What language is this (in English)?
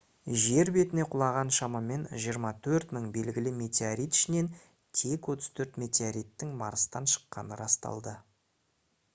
Kazakh